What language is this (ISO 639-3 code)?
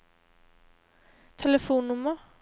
nor